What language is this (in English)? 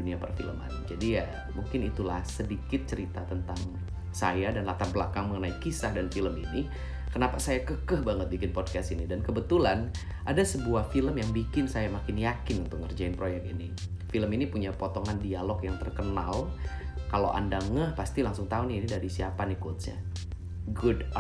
Indonesian